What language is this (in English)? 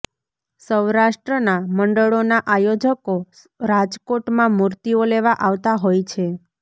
Gujarati